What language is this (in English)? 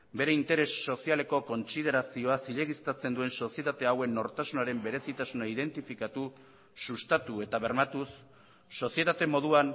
Basque